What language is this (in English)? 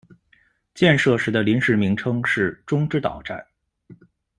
Chinese